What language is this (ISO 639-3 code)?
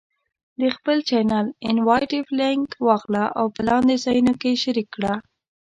pus